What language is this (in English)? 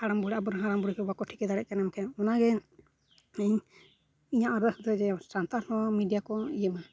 Santali